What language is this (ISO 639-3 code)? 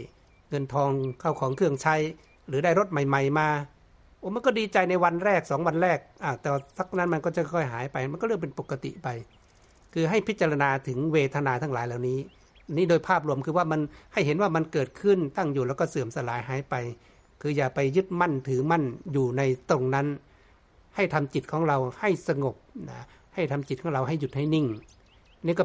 tha